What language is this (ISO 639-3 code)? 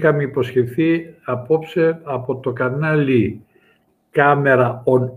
ell